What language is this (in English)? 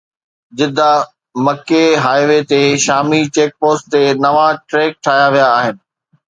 Sindhi